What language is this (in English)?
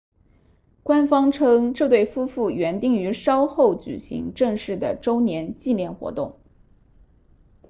Chinese